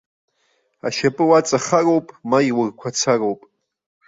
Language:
Abkhazian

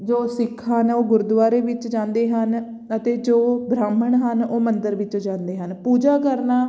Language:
Punjabi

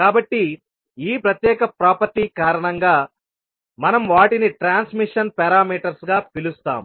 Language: Telugu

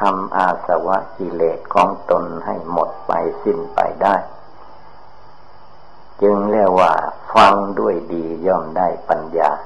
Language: Thai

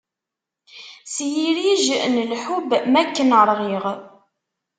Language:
Kabyle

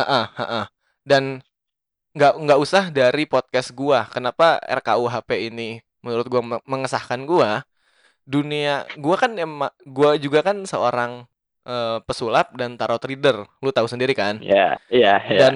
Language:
Indonesian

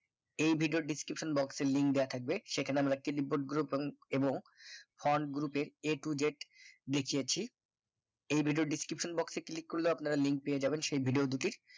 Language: Bangla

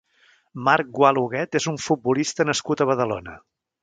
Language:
Catalan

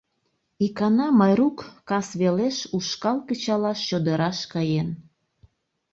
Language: Mari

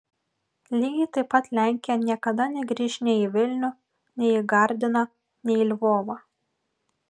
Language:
Lithuanian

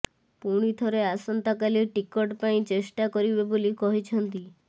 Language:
Odia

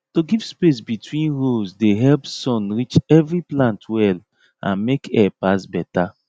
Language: Nigerian Pidgin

